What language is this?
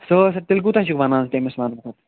Kashmiri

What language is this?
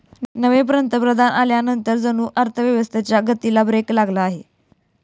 Marathi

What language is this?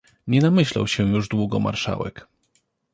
Polish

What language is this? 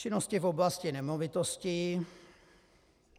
Czech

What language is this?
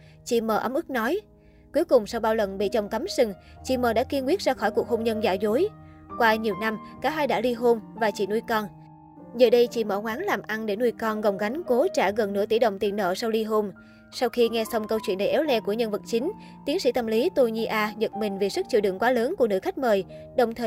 Vietnamese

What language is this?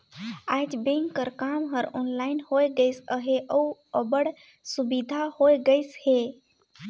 Chhattisgarhi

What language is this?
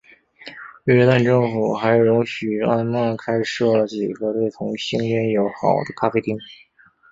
Chinese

